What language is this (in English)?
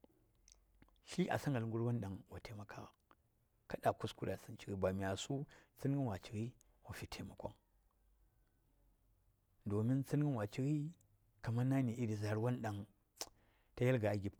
Saya